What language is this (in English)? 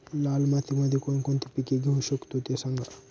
Marathi